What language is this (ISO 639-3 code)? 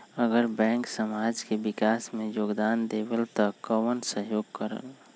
mag